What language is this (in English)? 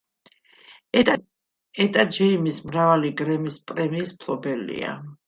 Georgian